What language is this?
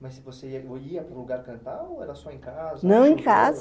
Portuguese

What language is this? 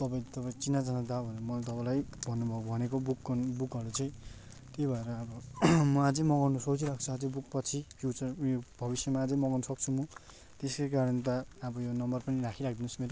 Nepali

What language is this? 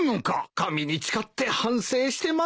Japanese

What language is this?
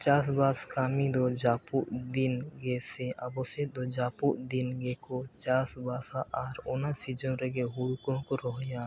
Santali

